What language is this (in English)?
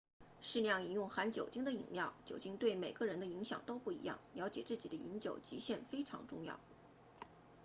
Chinese